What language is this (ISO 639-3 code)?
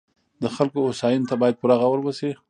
pus